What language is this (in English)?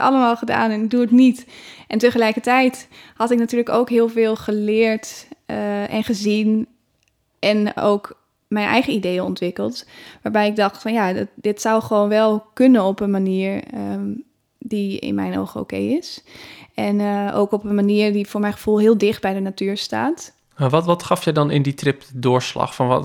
Dutch